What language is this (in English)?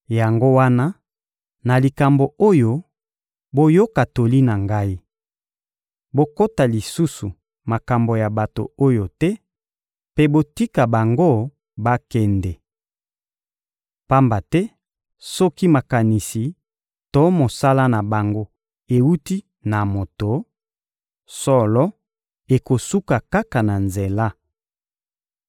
Lingala